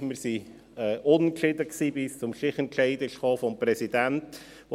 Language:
Swiss German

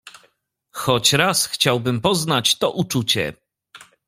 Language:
Polish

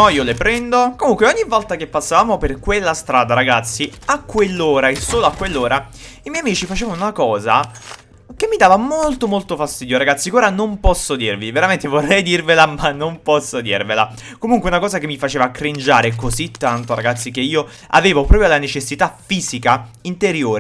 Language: Italian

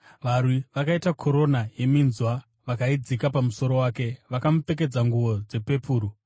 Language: Shona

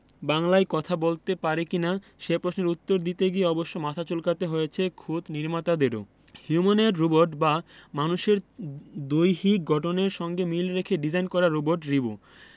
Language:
Bangla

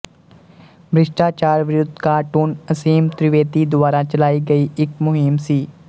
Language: Punjabi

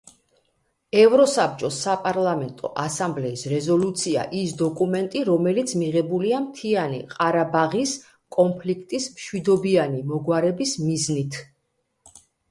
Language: Georgian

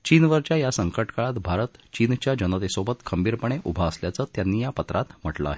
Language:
Marathi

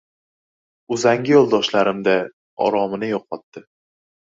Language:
Uzbek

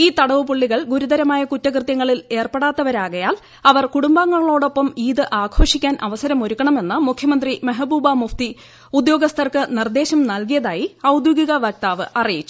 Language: Malayalam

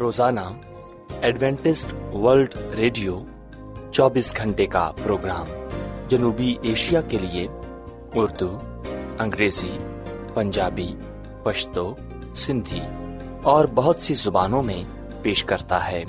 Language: Urdu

